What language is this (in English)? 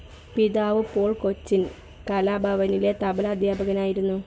Malayalam